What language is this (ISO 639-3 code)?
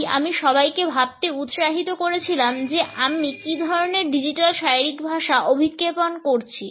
ben